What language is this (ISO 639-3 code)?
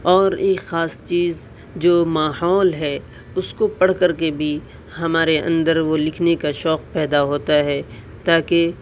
urd